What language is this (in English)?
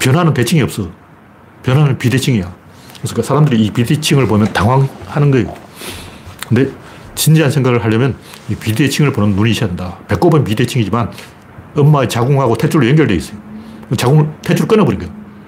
Korean